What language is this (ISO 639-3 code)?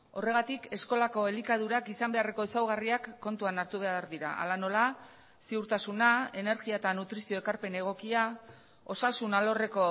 eus